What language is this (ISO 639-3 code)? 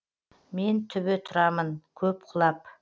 kaz